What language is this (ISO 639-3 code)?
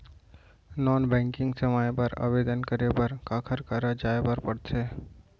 hne